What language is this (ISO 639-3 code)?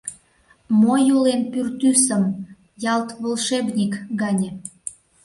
chm